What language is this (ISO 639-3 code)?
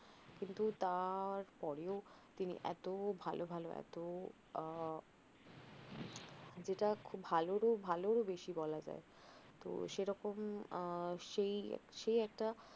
ben